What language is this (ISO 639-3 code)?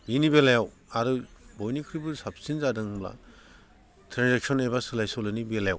brx